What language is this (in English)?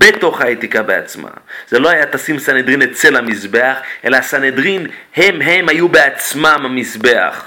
Hebrew